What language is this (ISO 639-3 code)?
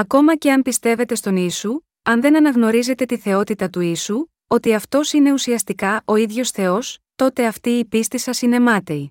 ell